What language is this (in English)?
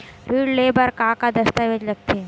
Chhattisgarhi